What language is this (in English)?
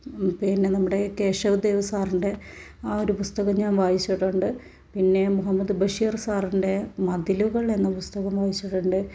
Malayalam